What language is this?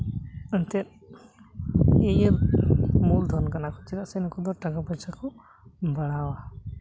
Santali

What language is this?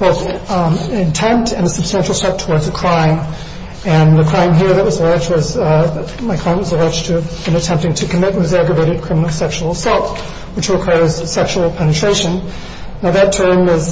English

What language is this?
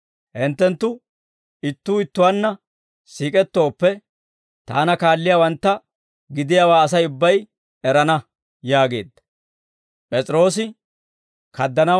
Dawro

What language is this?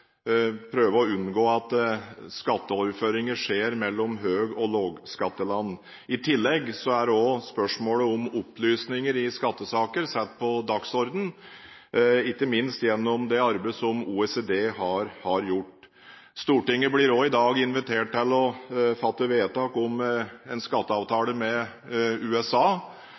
Norwegian Bokmål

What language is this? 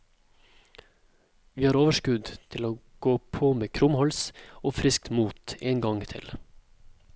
Norwegian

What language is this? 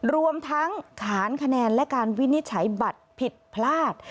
Thai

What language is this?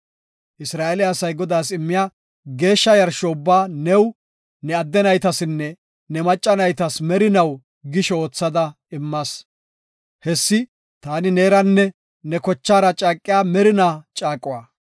Gofa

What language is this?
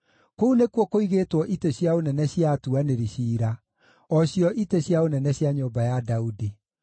Kikuyu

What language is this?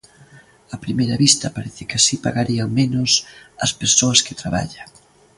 Galician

